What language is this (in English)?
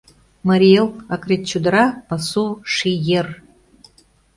Mari